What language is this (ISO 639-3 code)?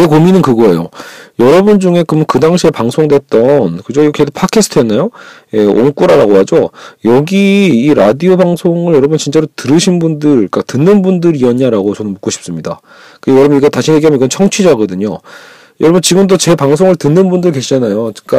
kor